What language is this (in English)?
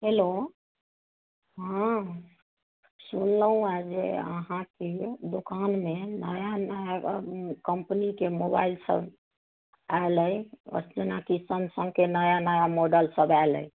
Maithili